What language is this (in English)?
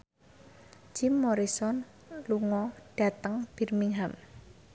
Javanese